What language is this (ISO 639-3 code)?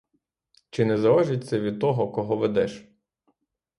ukr